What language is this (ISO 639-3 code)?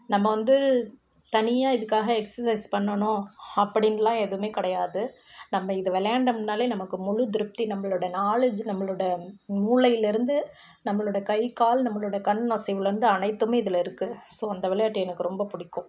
tam